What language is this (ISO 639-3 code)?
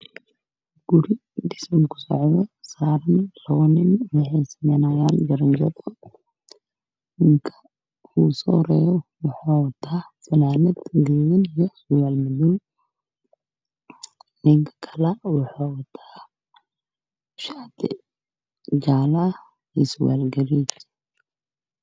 som